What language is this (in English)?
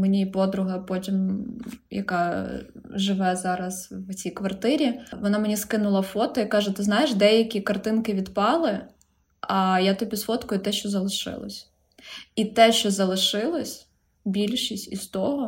Ukrainian